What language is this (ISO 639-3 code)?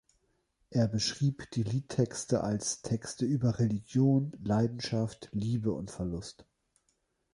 deu